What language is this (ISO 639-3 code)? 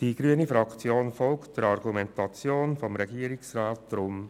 gsw